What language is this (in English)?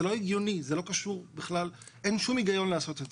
Hebrew